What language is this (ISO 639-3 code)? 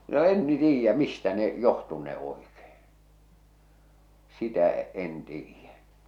fin